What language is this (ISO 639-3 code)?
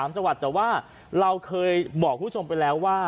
tha